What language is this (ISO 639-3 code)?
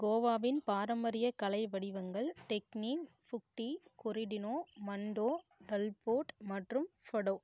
tam